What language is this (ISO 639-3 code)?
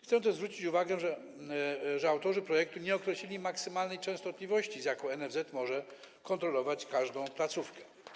pol